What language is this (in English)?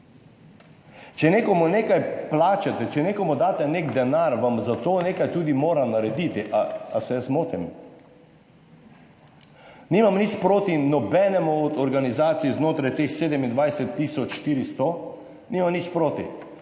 Slovenian